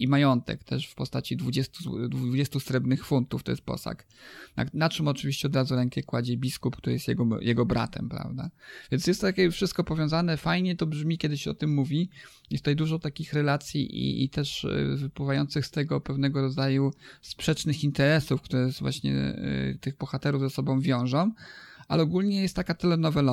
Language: Polish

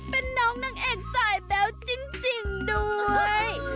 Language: Thai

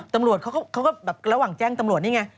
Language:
Thai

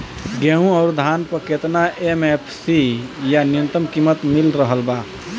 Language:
Bhojpuri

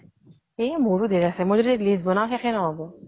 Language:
Assamese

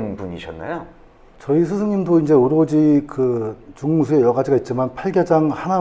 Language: Korean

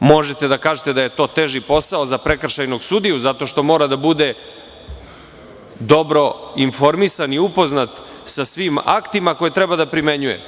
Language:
Serbian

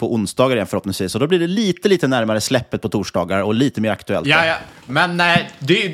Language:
Swedish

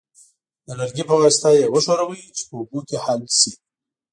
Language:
Pashto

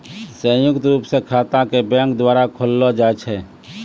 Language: Maithili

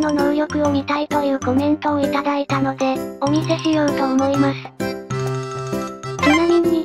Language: Japanese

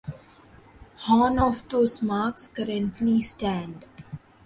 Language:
English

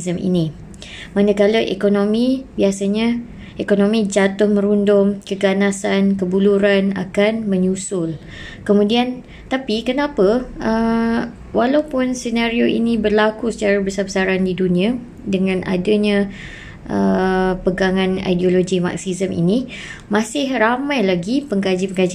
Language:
Malay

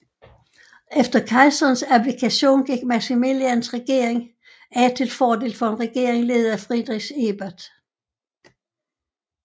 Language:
Danish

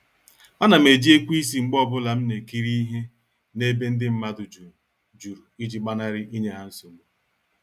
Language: Igbo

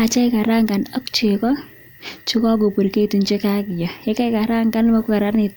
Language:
Kalenjin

